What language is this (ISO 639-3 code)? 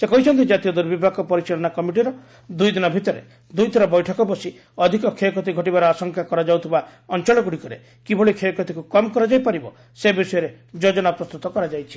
ori